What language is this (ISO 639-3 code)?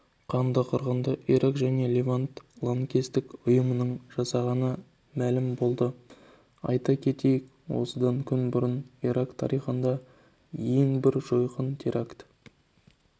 kaz